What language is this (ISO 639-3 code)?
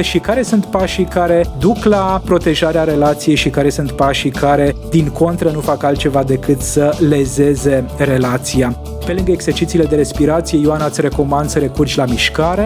ron